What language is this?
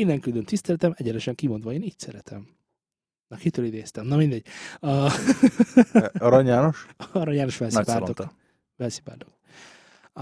Hungarian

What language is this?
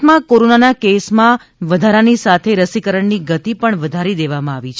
Gujarati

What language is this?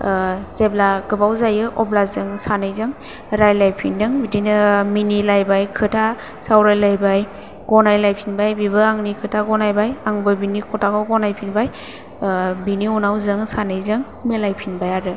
Bodo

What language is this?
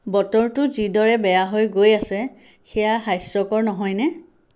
Assamese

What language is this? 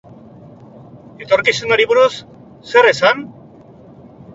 Basque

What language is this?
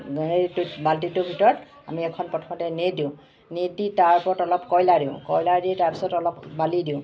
Assamese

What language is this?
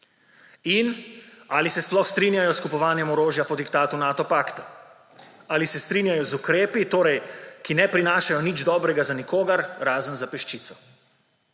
Slovenian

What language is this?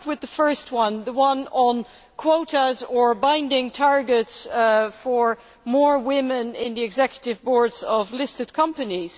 English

